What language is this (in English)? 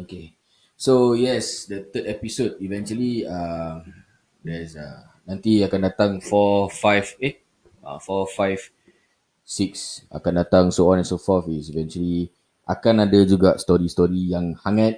Malay